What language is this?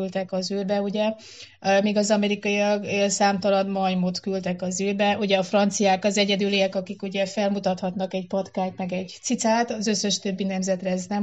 Hungarian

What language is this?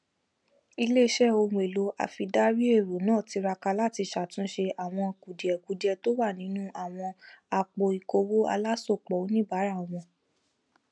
Yoruba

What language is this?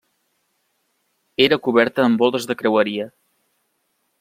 Catalan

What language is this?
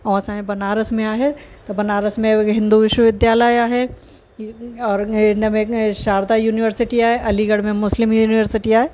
Sindhi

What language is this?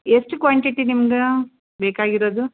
Kannada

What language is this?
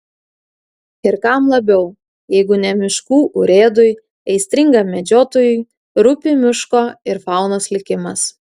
Lithuanian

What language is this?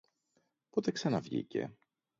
Greek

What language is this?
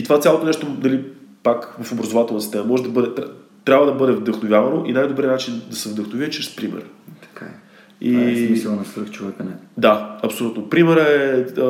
Bulgarian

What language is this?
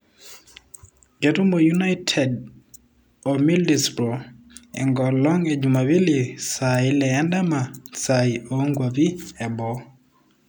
Masai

